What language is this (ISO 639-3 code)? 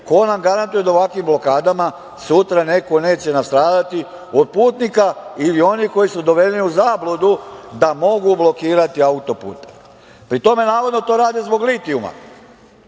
srp